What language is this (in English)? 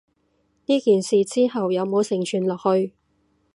Cantonese